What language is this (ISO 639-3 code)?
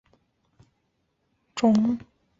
zho